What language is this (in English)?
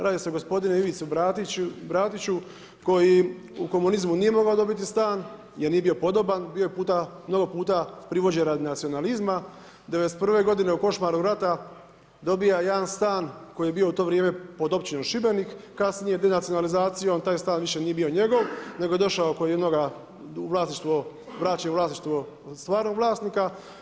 Croatian